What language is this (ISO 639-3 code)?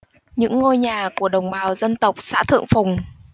vie